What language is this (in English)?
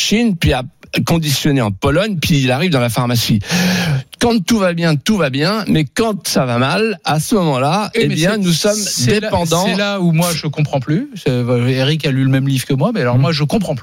French